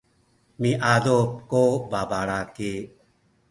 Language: Sakizaya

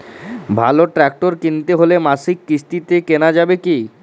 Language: Bangla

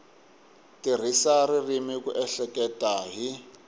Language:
Tsonga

